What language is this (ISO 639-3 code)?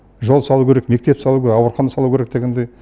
kaz